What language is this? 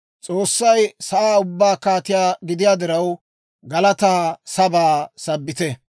Dawro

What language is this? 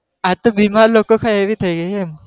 Gujarati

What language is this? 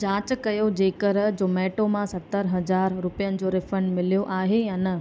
Sindhi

